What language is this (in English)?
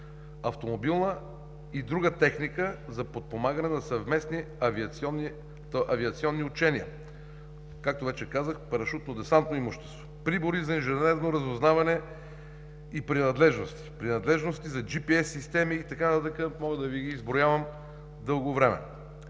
Bulgarian